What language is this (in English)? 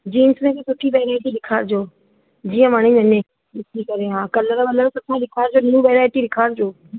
Sindhi